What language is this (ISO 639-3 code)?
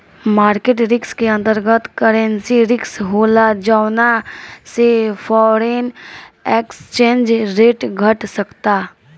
bho